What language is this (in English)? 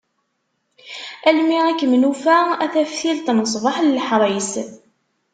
Kabyle